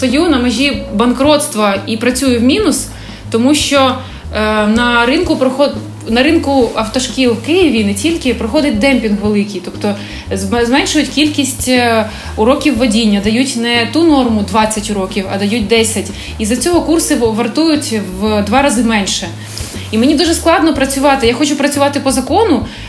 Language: Ukrainian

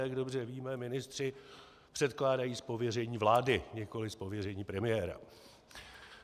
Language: Czech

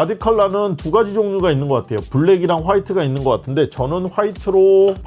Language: Korean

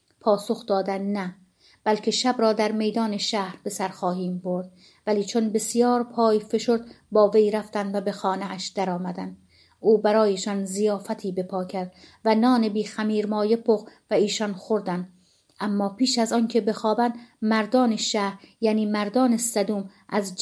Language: Persian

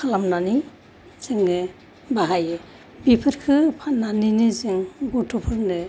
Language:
Bodo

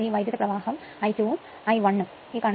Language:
Malayalam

